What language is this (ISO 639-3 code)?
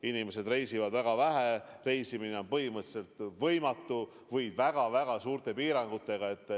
est